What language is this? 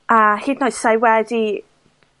Welsh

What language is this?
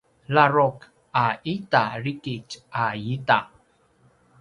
Paiwan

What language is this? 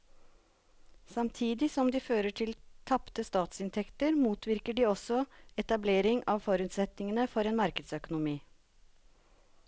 Norwegian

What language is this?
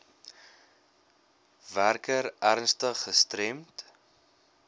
Afrikaans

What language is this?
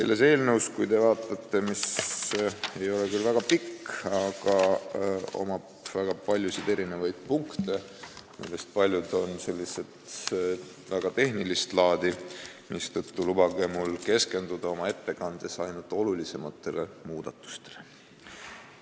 Estonian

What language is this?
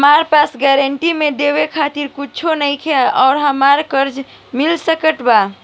Bhojpuri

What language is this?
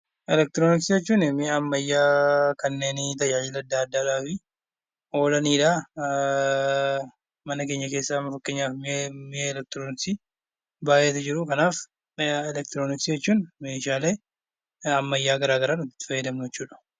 Oromo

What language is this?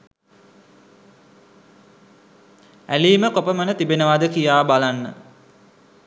Sinhala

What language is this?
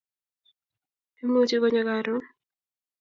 Kalenjin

